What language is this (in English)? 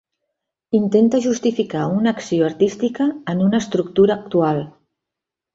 Catalan